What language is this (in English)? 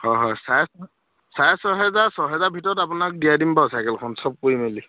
Assamese